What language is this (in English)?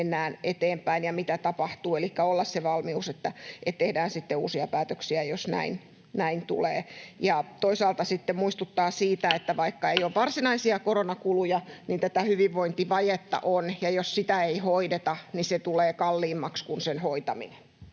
Finnish